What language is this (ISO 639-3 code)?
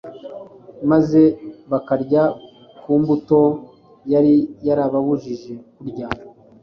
kin